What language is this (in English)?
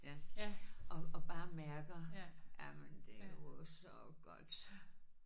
Danish